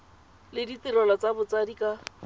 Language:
Tswana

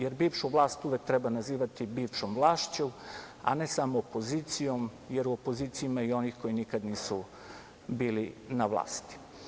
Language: Serbian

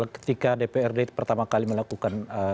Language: Indonesian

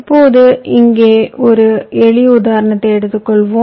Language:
Tamil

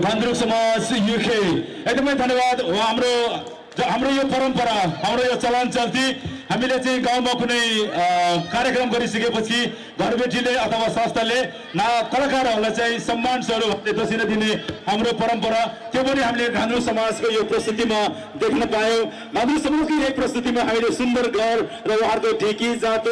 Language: Arabic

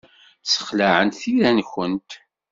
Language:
Kabyle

